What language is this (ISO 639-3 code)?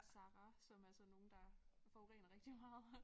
dan